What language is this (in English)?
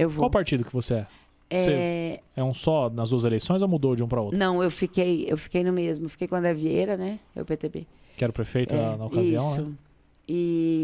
Portuguese